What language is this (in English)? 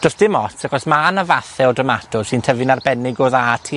Welsh